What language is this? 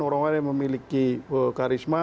Indonesian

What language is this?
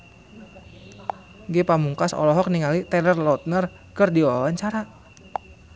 Sundanese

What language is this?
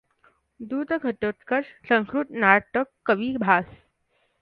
Marathi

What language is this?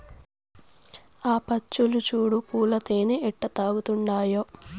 Telugu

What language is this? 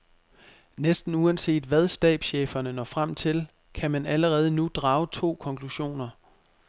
Danish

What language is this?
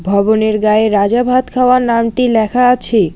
Bangla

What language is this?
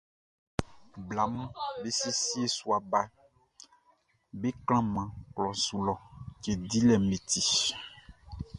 Baoulé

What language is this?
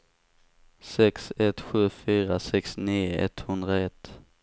Swedish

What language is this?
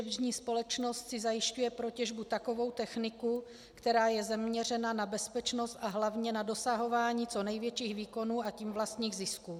Czech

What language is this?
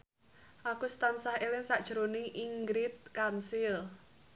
Javanese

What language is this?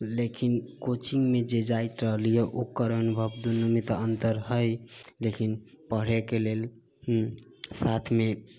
Maithili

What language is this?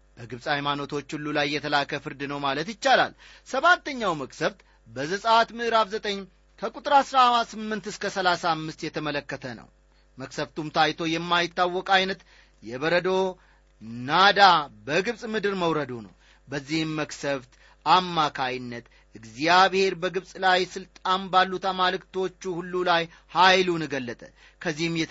Amharic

